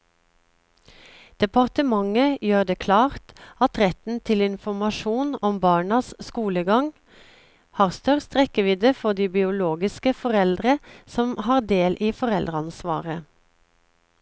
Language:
Norwegian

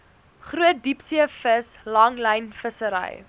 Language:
Afrikaans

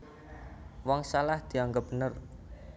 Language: Javanese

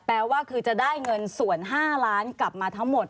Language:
Thai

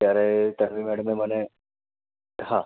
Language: Gujarati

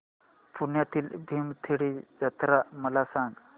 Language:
Marathi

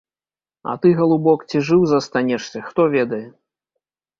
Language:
Belarusian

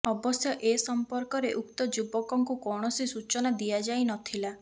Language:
Odia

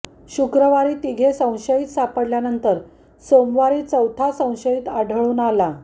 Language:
Marathi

